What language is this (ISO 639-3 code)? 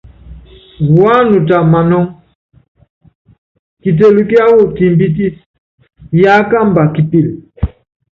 yav